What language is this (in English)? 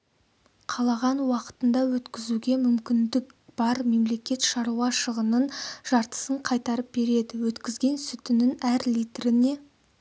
Kazakh